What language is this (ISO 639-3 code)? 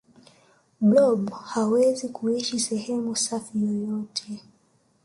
swa